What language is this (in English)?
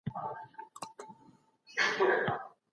Pashto